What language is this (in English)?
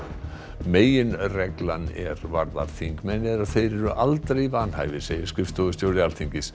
Icelandic